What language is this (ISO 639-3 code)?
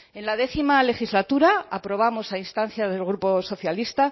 spa